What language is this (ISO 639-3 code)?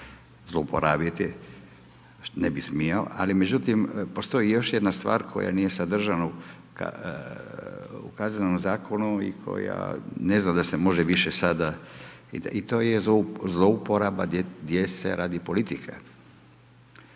hrv